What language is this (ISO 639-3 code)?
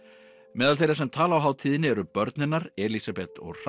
isl